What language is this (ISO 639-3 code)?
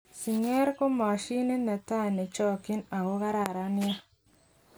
kln